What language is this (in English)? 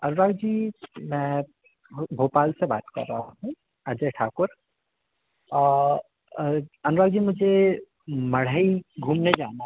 Hindi